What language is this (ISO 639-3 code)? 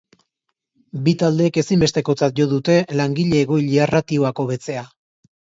eus